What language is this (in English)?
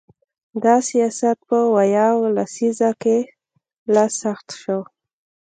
Pashto